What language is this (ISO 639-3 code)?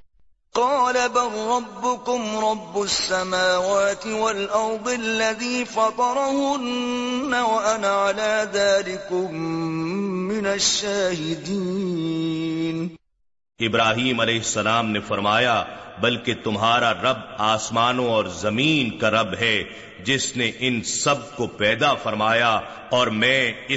urd